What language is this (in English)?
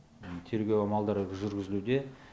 Kazakh